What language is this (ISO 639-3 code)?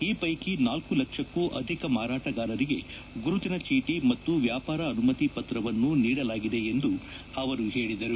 kan